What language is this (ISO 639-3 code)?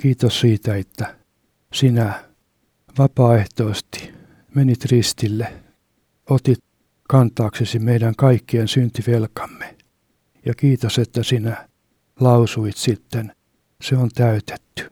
fin